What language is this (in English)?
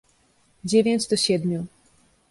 Polish